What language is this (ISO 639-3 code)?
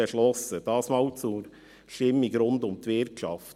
gsw